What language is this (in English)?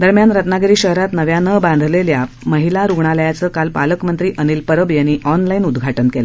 Marathi